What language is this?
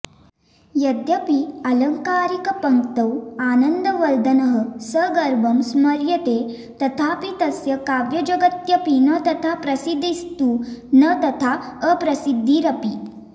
Sanskrit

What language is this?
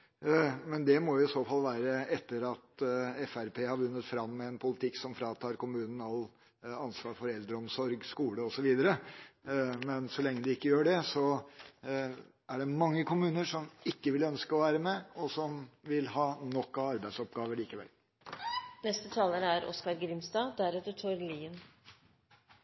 Norwegian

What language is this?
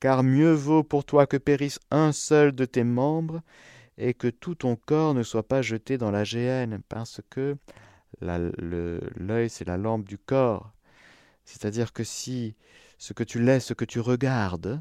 French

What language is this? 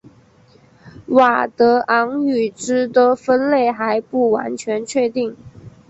Chinese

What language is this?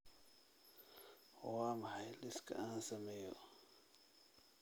Somali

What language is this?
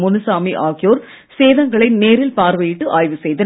Tamil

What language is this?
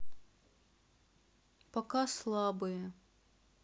Russian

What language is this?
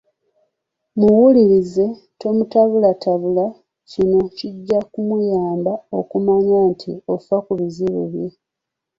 Ganda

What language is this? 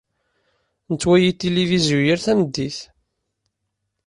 Kabyle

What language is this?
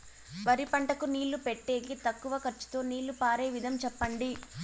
Telugu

